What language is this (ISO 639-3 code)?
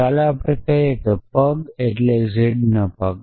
guj